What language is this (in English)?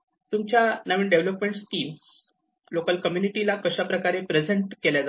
Marathi